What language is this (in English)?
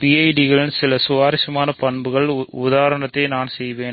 Tamil